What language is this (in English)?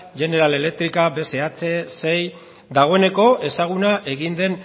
Basque